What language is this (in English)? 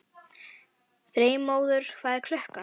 Icelandic